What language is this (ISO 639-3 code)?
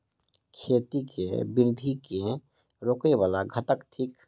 mai